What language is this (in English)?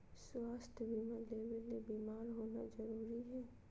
Magahi